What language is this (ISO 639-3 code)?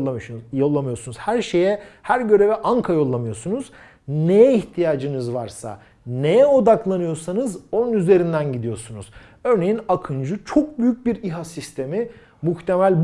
tur